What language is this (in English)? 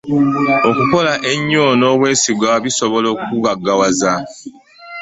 Ganda